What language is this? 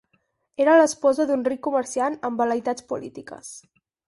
Catalan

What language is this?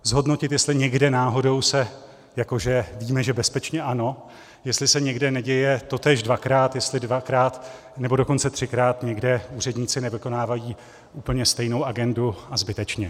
Czech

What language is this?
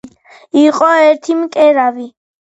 Georgian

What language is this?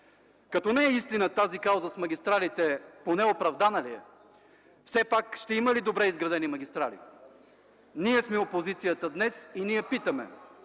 Bulgarian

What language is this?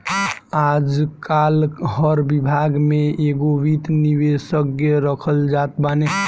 Bhojpuri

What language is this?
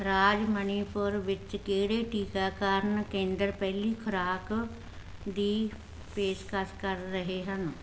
Punjabi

